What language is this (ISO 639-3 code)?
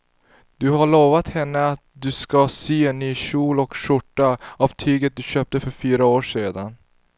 swe